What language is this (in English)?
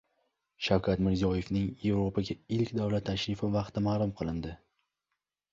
Uzbek